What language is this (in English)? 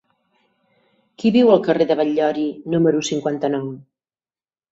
Catalan